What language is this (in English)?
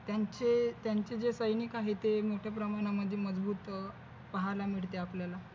Marathi